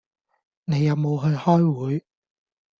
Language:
Cantonese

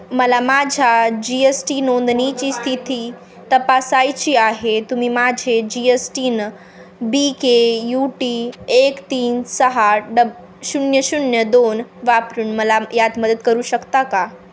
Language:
Marathi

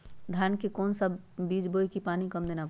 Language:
Magahi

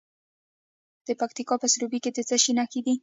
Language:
Pashto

